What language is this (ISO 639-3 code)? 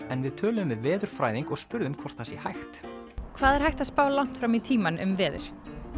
isl